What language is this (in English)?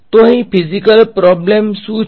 Gujarati